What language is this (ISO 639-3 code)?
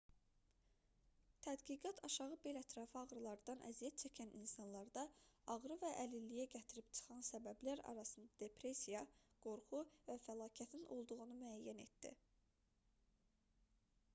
aze